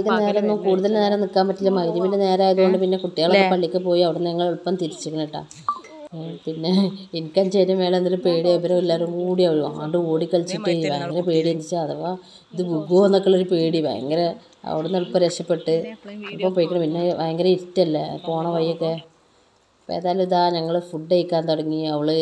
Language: Malayalam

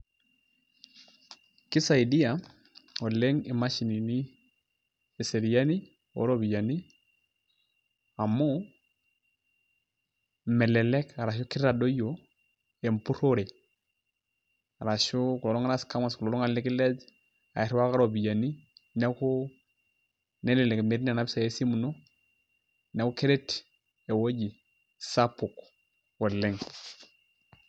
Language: Masai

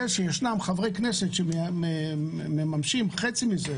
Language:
Hebrew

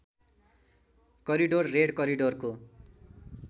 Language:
Nepali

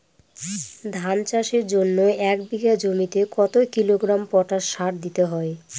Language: Bangla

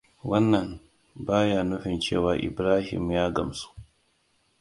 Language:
Hausa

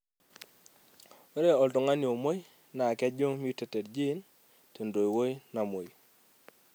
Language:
Masai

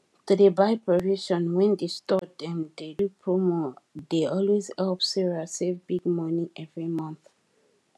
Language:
Nigerian Pidgin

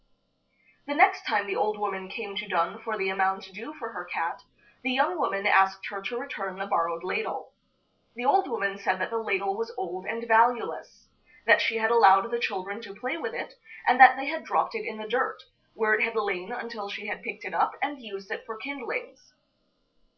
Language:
English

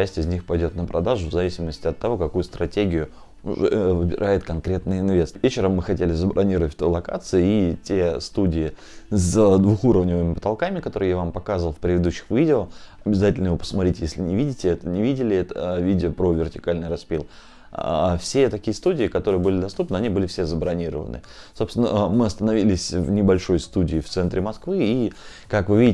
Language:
Russian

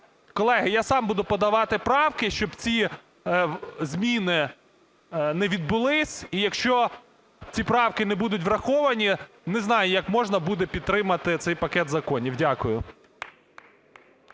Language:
Ukrainian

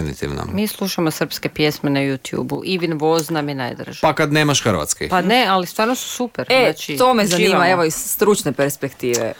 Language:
Croatian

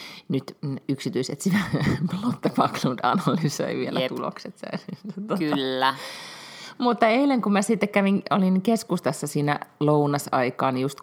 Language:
Finnish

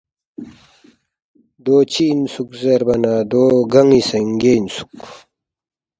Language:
Balti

